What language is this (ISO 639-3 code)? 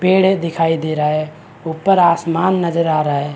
hin